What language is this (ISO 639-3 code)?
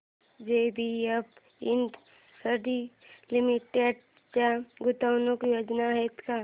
mar